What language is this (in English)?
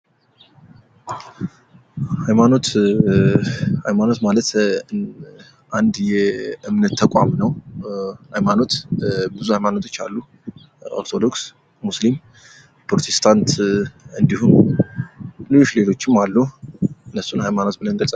Amharic